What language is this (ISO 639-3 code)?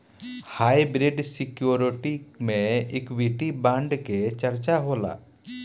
bho